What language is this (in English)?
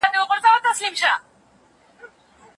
Pashto